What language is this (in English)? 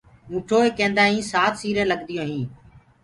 Gurgula